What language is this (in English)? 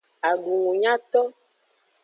Aja (Benin)